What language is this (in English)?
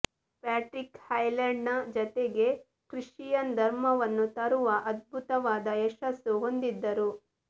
Kannada